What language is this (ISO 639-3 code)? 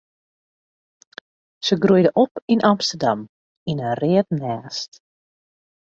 fry